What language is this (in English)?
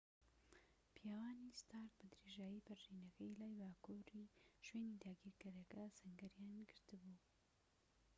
Central Kurdish